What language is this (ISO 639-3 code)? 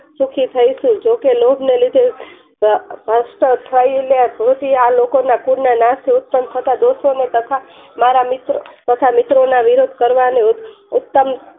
guj